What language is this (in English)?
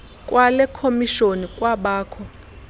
Xhosa